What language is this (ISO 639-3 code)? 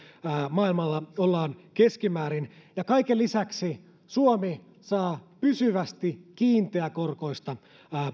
fin